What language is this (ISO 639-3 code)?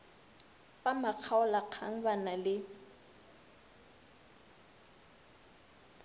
nso